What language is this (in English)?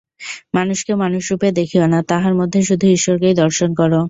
Bangla